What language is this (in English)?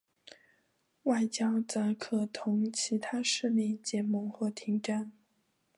Chinese